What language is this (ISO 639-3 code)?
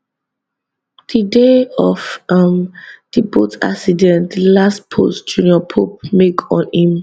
pcm